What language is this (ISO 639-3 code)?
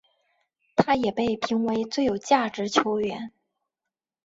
zho